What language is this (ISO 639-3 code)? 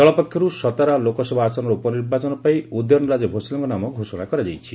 ori